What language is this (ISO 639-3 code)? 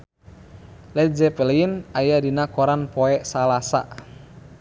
sun